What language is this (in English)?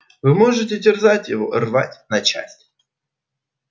Russian